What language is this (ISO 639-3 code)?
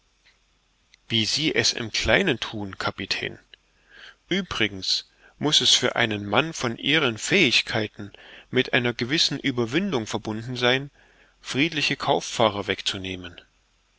deu